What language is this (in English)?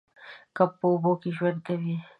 Pashto